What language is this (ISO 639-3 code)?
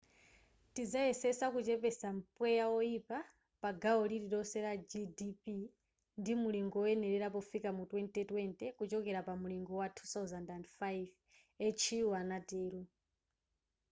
nya